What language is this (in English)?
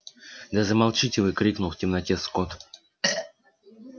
Russian